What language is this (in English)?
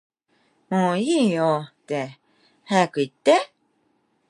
Japanese